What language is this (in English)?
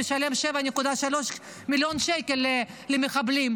Hebrew